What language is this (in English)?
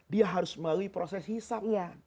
Indonesian